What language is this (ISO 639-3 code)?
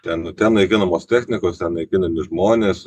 lit